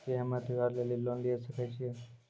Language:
Maithili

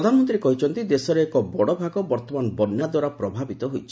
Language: Odia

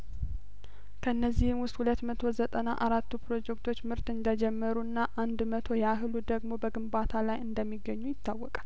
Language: Amharic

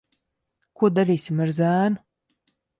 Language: Latvian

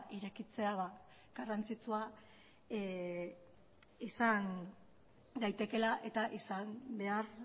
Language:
Basque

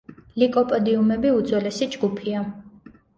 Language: Georgian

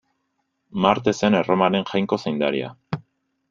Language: Basque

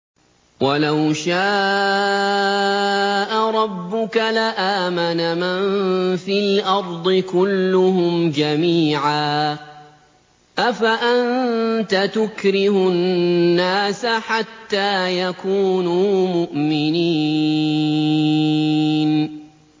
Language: Arabic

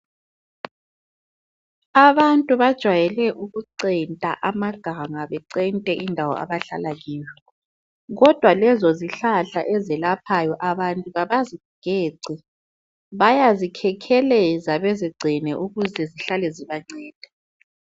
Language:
North Ndebele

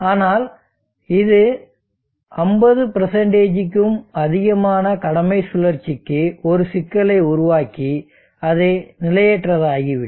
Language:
Tamil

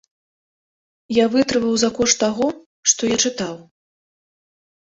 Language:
Belarusian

